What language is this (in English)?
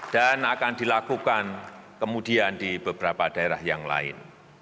Indonesian